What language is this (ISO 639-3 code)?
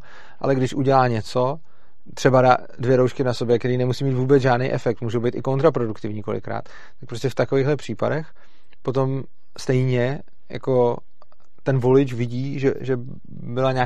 ces